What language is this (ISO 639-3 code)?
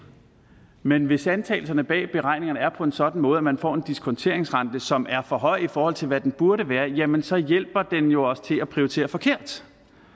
dan